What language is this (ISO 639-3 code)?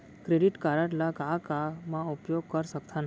hne